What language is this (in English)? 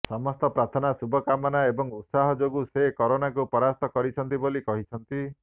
Odia